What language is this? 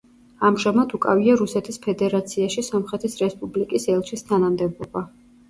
Georgian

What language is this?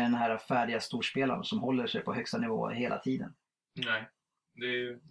Swedish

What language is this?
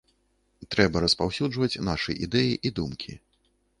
Belarusian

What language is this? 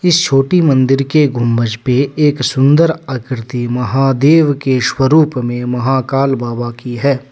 Hindi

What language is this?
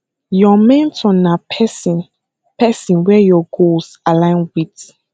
Nigerian Pidgin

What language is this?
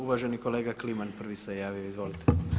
Croatian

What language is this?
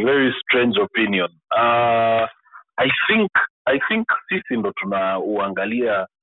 Swahili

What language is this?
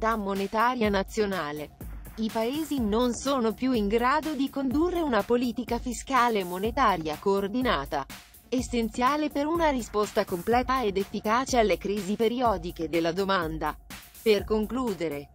Italian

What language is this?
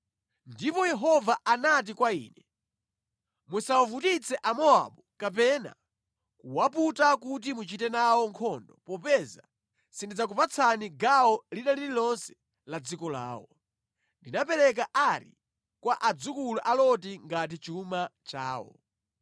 Nyanja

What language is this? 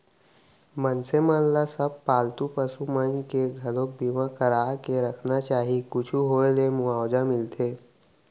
Chhattisgarhi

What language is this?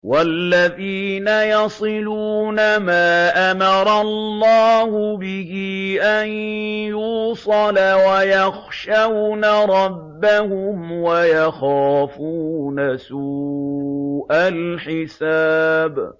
Arabic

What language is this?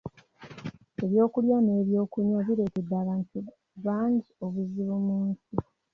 Ganda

